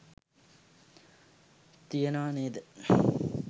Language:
Sinhala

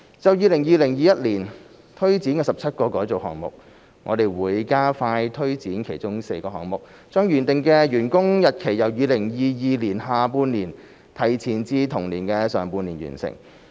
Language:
Cantonese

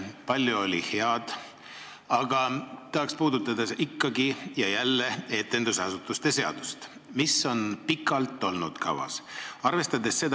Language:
Estonian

